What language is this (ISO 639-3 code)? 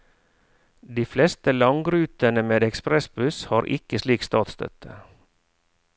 nor